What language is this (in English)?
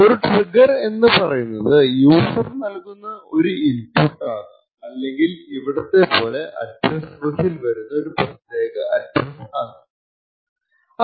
Malayalam